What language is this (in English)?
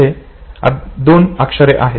Marathi